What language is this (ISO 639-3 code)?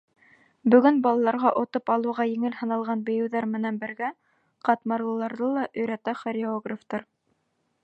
bak